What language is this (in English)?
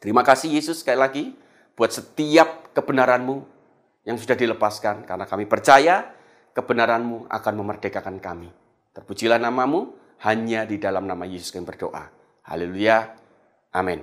Indonesian